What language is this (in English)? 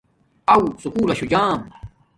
Domaaki